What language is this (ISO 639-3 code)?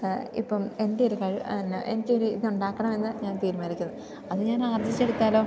mal